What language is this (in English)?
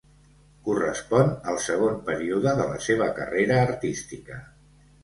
Catalan